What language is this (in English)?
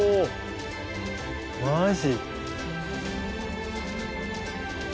Japanese